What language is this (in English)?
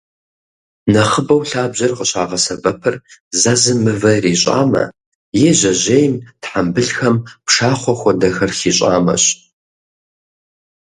Kabardian